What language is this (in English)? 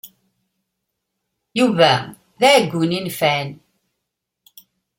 Kabyle